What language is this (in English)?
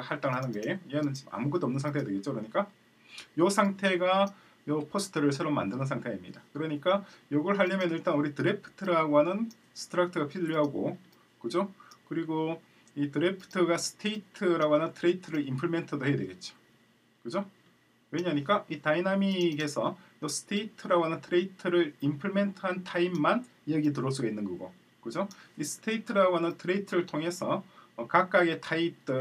Korean